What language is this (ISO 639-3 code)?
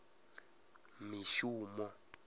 ven